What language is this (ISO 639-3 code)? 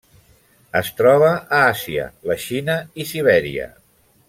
cat